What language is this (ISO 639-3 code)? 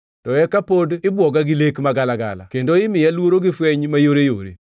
luo